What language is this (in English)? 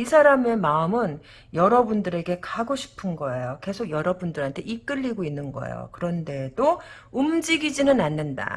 Korean